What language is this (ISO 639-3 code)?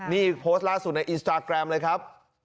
tha